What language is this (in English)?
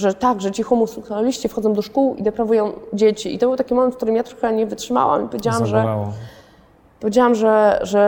Polish